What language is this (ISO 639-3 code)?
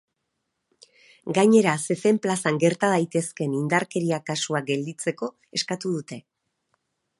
eus